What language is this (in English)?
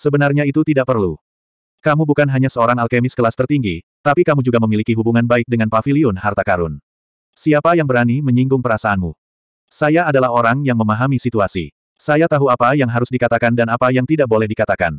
Indonesian